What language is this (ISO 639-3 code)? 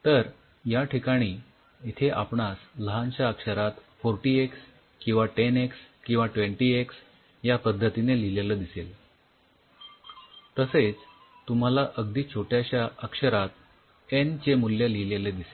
mar